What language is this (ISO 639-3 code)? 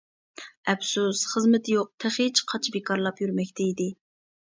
uig